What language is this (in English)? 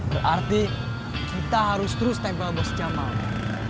Indonesian